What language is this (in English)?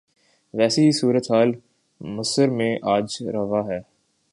Urdu